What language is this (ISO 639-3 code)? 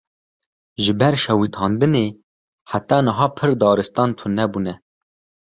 kur